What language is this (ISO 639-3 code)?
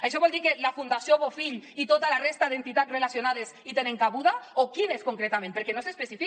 cat